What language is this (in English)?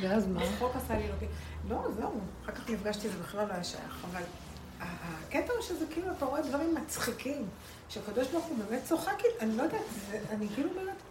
Hebrew